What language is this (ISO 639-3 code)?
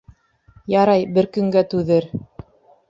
bak